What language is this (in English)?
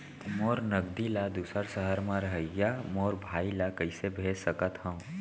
Chhattisgarhi